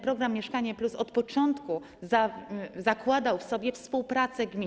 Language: Polish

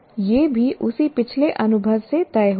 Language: Hindi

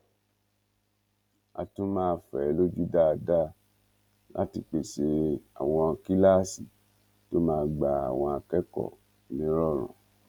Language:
Yoruba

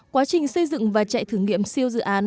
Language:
Vietnamese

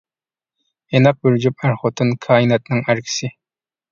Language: Uyghur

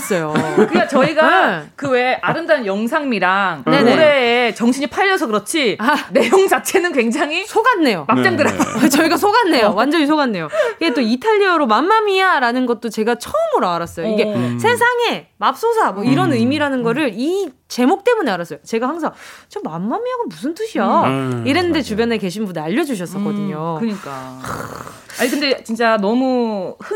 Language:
Korean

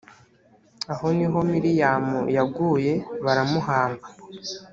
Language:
Kinyarwanda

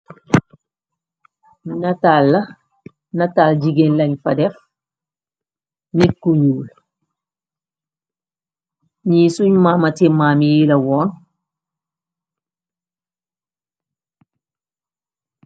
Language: Wolof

